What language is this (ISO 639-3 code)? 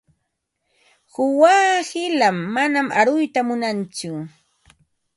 qva